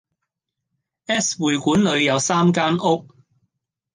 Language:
Cantonese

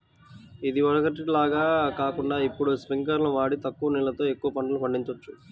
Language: Telugu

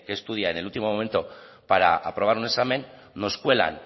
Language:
Spanish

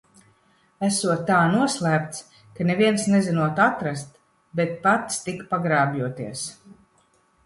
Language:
Latvian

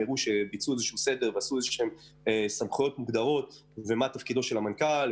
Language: Hebrew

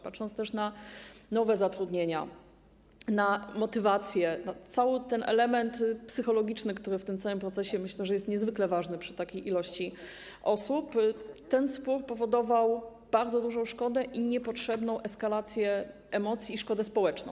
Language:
Polish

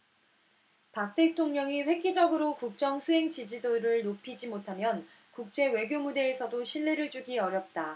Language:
Korean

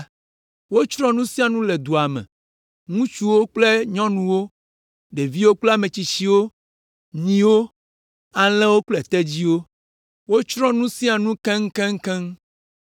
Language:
Ewe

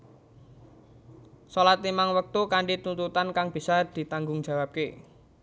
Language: Javanese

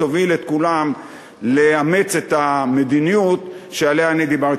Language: Hebrew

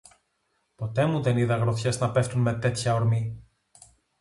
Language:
Greek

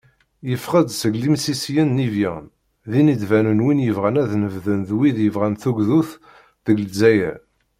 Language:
Kabyle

